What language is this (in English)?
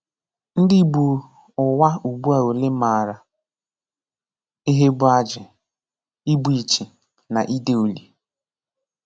Igbo